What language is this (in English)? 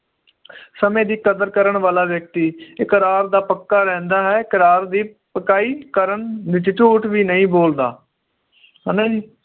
Punjabi